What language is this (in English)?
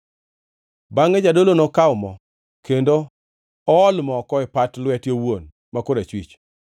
Luo (Kenya and Tanzania)